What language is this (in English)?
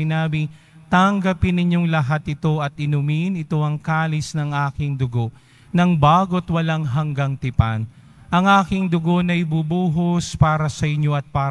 Filipino